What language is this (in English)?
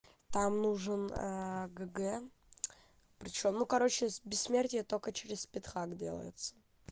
Russian